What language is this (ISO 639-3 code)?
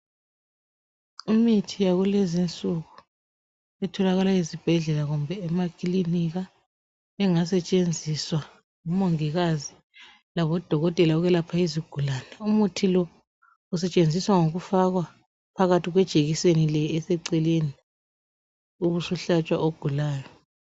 nde